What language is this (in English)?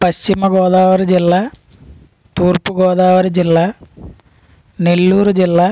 Telugu